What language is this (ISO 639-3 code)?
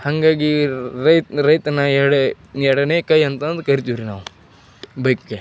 kan